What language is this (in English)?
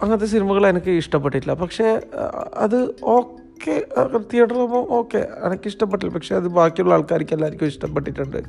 Malayalam